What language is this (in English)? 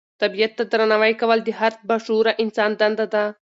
Pashto